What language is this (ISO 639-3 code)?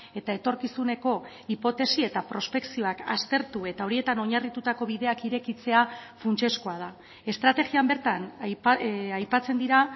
eus